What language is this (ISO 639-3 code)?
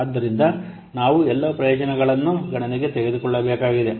kan